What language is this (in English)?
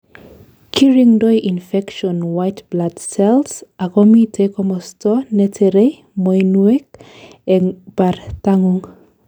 Kalenjin